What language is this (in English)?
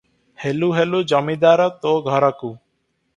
Odia